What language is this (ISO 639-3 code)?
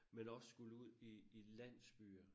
dan